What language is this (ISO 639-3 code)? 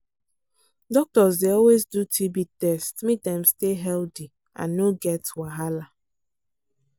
pcm